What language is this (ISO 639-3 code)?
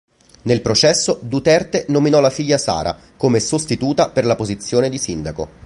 ita